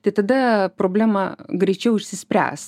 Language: Lithuanian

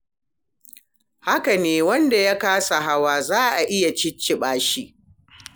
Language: Hausa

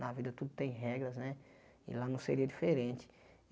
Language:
Portuguese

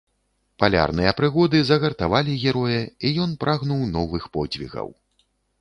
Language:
Belarusian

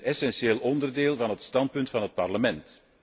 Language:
Dutch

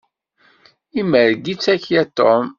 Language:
Kabyle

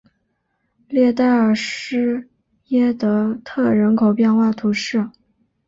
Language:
Chinese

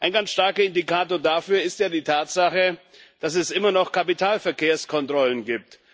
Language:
German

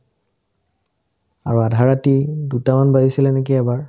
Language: Assamese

